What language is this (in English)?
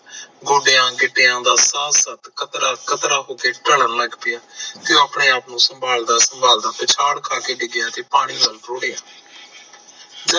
Punjabi